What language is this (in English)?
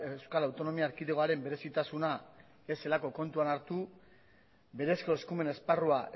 Basque